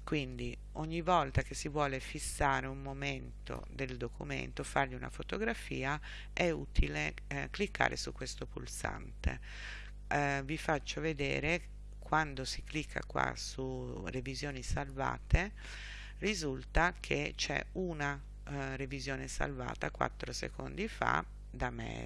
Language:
Italian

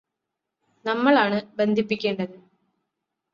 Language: Malayalam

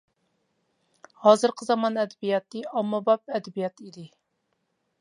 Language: Uyghur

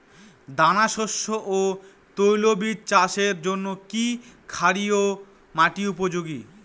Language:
Bangla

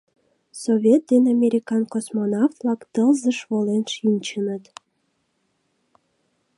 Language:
Mari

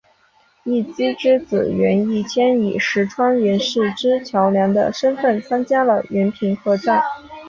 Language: Chinese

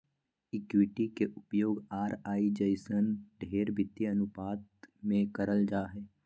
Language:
Magahi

